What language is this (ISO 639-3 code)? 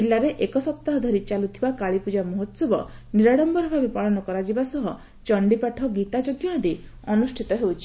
ori